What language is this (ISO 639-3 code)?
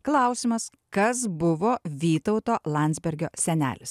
lit